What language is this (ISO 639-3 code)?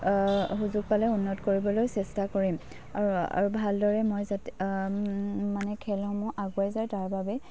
asm